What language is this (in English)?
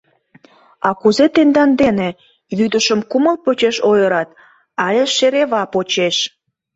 Mari